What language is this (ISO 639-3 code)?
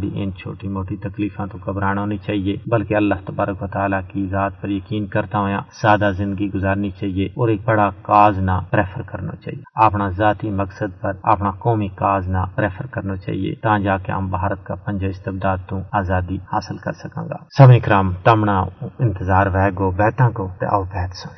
urd